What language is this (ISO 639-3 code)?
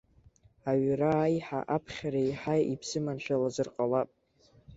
abk